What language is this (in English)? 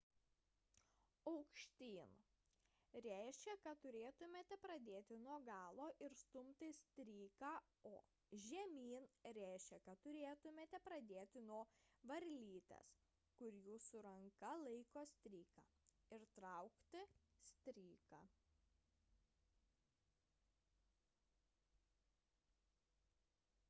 Lithuanian